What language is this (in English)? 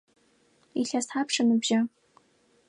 Adyghe